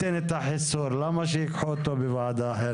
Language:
Hebrew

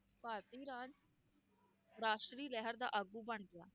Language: Punjabi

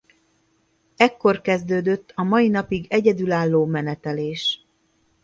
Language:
Hungarian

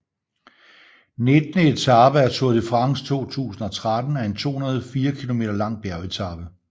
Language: Danish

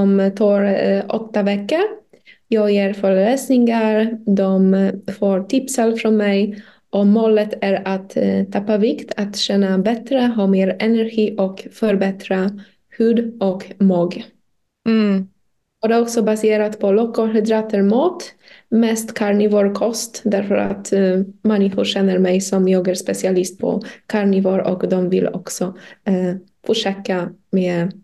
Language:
Swedish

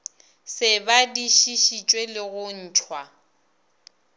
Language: Northern Sotho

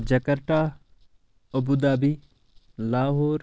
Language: Kashmiri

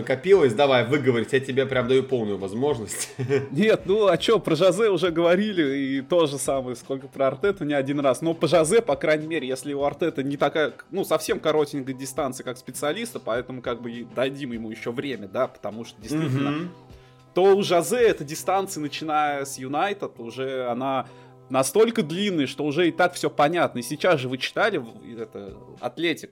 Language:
Russian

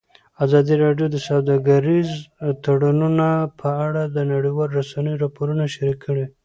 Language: Pashto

